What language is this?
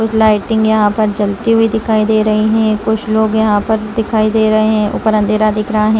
Hindi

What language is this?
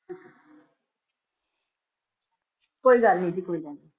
Punjabi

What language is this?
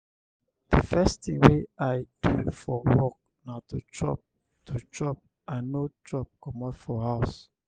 Nigerian Pidgin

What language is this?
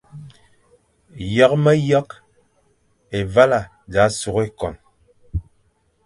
Fang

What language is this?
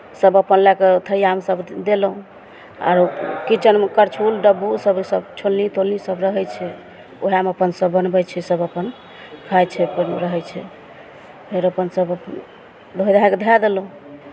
Maithili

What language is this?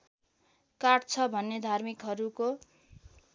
Nepali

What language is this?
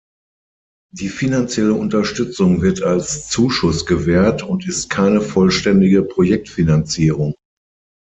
German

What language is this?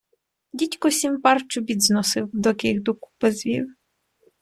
Ukrainian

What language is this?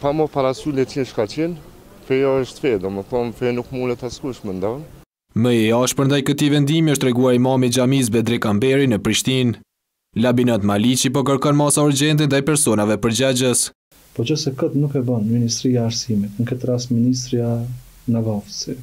Romanian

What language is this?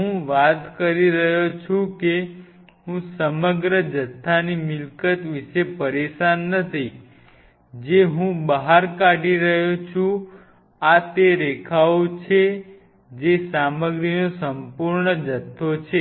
Gujarati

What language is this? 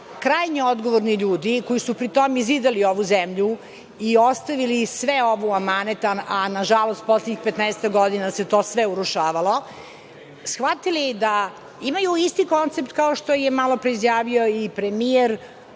Serbian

